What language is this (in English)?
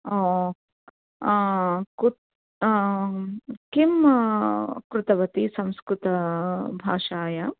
Sanskrit